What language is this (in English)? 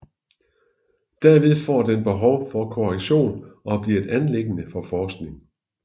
Danish